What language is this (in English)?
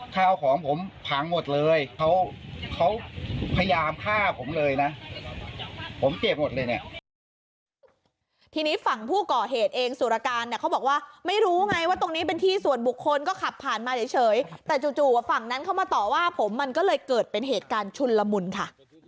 Thai